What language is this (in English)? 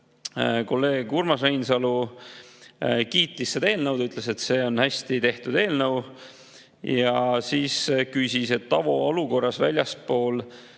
Estonian